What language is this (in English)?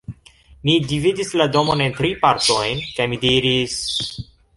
Esperanto